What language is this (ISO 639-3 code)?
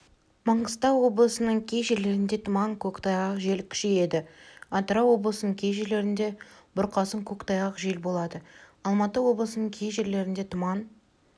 kaz